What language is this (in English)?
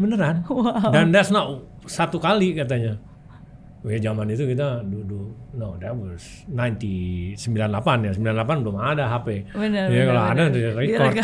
Indonesian